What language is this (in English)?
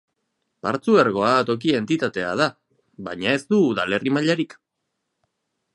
Basque